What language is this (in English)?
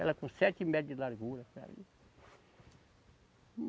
Portuguese